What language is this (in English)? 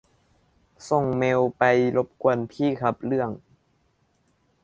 Thai